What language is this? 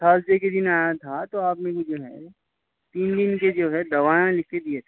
Urdu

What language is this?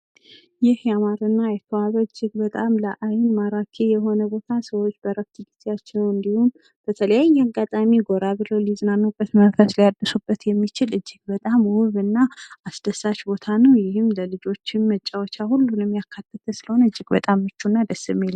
Amharic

